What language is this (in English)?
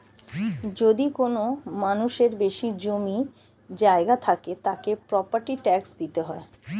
Bangla